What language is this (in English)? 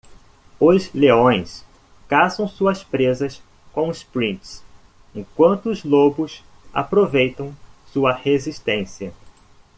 Portuguese